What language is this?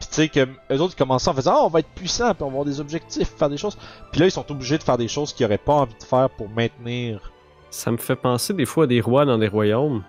French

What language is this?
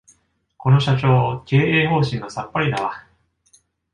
Japanese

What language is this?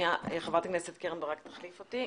Hebrew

